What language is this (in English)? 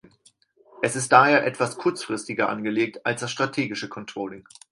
German